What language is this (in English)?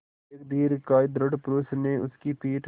Hindi